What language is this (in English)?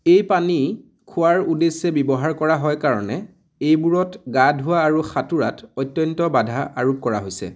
Assamese